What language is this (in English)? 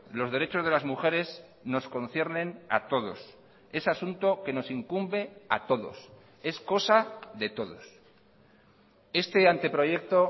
Spanish